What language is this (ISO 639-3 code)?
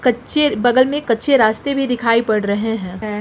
hin